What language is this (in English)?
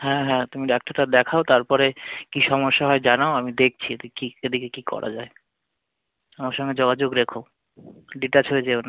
Bangla